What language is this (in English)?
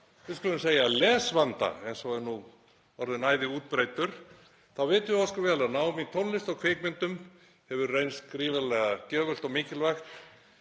Icelandic